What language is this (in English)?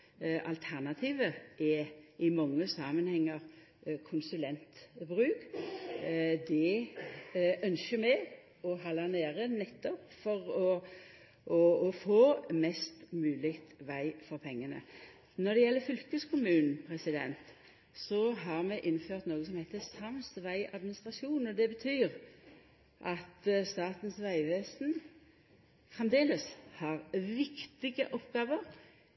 Norwegian Nynorsk